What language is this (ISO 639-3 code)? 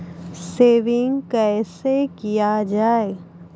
mai